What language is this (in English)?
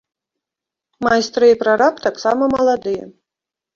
Belarusian